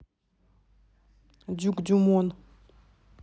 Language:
Russian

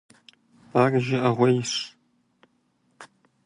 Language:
Kabardian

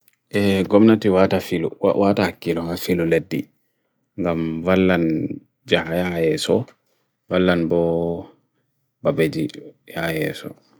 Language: Bagirmi Fulfulde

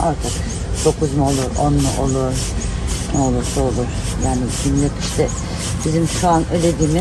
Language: Turkish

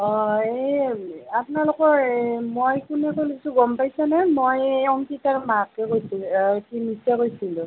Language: Assamese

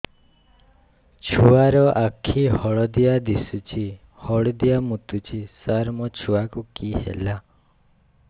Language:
Odia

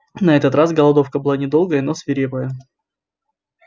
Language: Russian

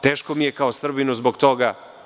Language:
Serbian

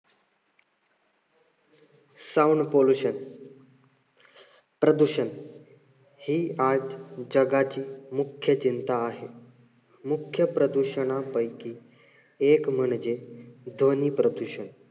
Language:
Marathi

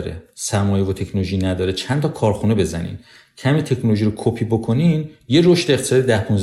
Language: Persian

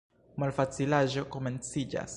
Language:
Esperanto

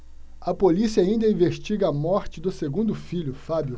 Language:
Portuguese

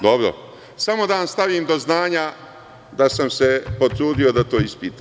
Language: Serbian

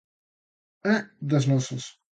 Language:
Galician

